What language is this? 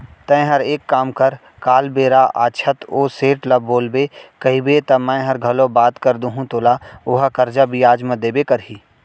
Chhattisgarhi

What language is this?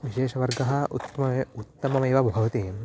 Sanskrit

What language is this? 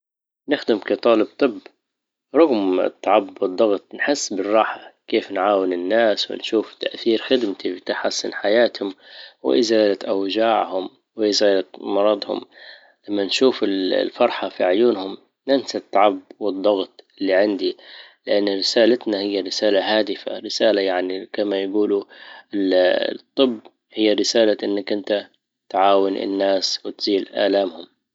Libyan Arabic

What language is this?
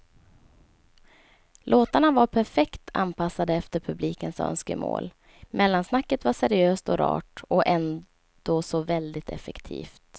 Swedish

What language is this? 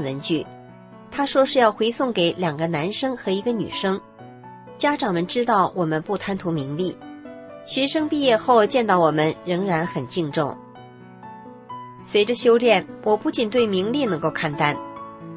Chinese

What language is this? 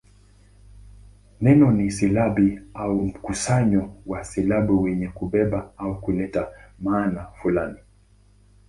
Swahili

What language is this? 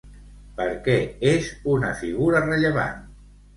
Catalan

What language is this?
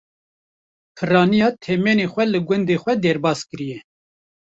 Kurdish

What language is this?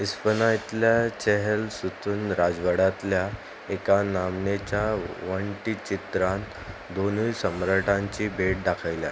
Konkani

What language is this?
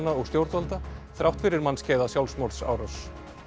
Icelandic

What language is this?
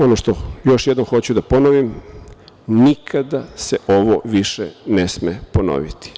Serbian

